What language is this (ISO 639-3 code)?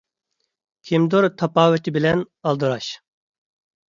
uig